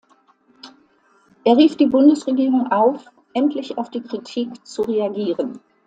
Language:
German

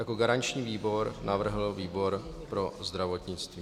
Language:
Czech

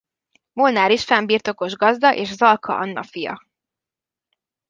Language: Hungarian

